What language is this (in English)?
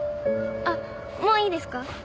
Japanese